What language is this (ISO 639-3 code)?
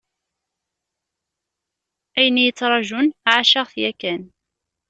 kab